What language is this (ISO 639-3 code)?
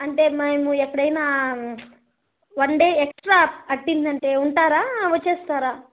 tel